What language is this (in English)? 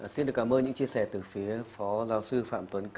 Vietnamese